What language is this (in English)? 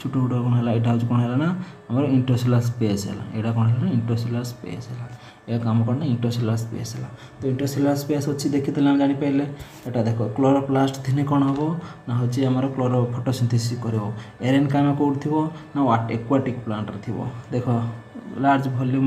Hindi